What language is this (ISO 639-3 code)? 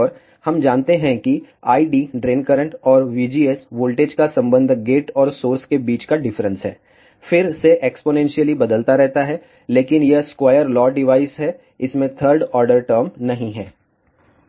hin